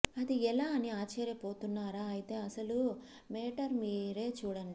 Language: Telugu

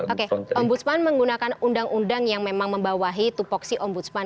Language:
Indonesian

